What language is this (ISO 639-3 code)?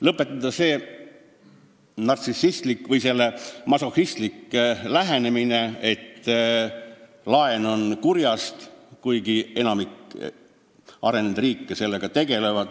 est